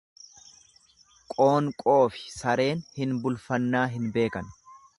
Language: Oromo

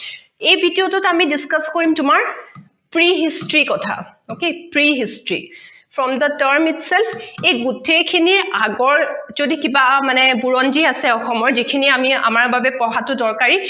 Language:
Assamese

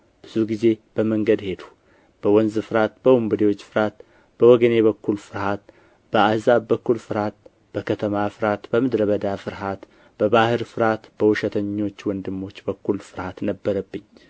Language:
Amharic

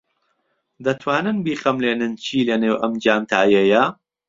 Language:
Central Kurdish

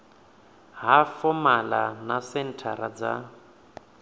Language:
Venda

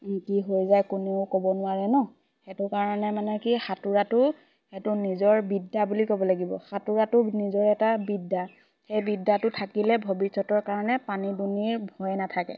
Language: Assamese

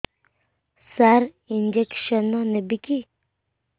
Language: Odia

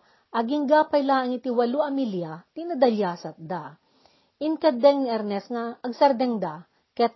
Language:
Filipino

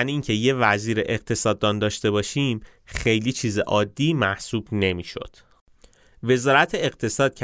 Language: Persian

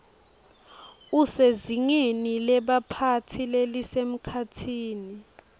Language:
Swati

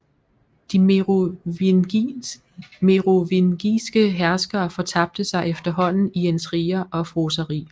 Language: Danish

